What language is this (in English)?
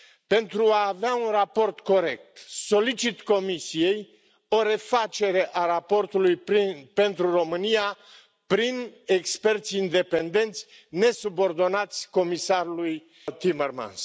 Romanian